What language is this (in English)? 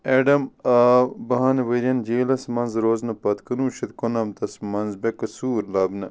Kashmiri